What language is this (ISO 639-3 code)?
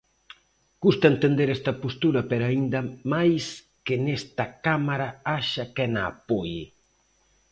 glg